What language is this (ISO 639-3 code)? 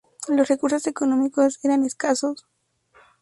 spa